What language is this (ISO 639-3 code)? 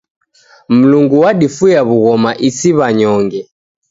dav